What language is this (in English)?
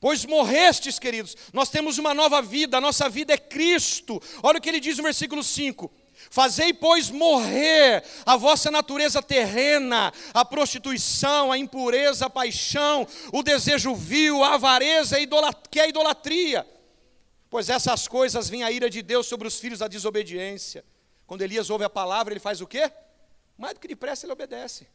Portuguese